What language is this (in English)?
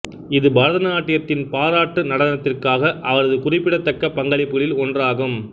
Tamil